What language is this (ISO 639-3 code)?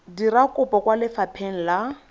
tsn